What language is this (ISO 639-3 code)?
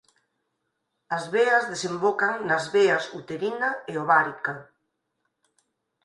glg